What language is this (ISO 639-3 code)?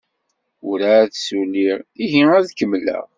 kab